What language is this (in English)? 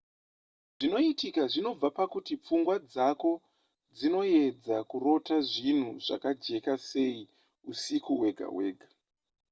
Shona